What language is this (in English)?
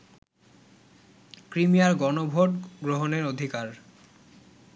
Bangla